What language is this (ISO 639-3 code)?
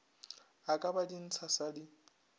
nso